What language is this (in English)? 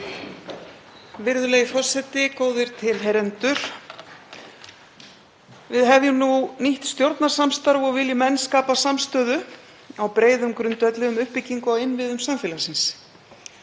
Icelandic